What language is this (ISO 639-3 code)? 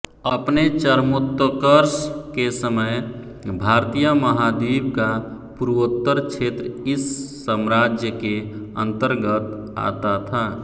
hin